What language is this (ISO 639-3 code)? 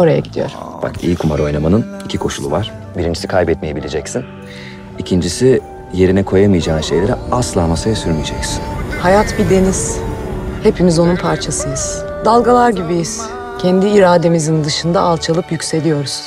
tur